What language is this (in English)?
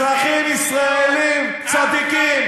Hebrew